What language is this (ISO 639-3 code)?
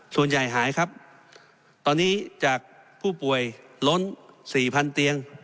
tha